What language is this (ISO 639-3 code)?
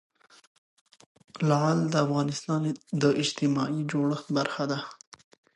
pus